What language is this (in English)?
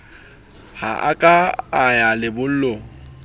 Southern Sotho